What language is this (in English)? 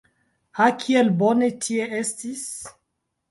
Esperanto